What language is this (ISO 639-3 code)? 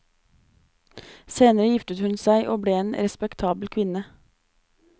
nor